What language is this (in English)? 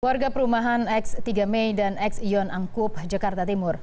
Indonesian